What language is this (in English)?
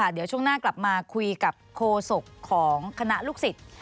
Thai